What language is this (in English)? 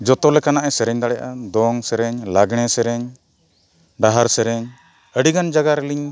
Santali